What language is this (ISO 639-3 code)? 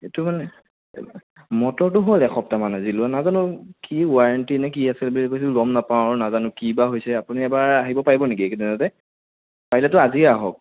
asm